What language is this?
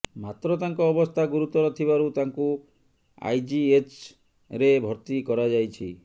Odia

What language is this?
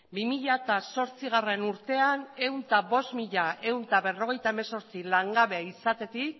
Basque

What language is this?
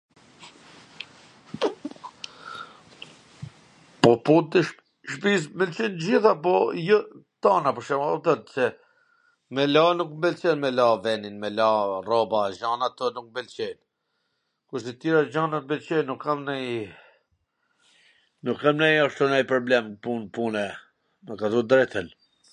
Gheg Albanian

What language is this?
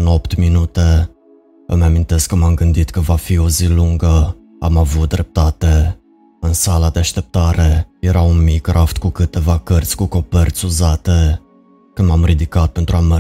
Romanian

